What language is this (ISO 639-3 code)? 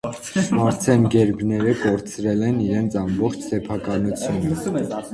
hye